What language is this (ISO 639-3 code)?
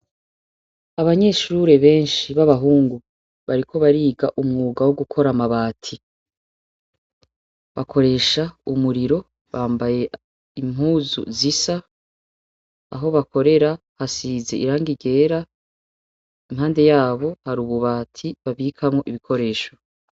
run